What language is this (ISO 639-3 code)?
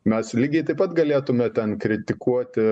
lit